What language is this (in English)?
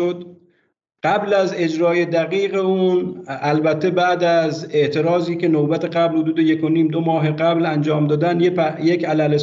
Persian